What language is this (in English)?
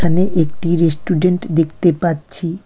Bangla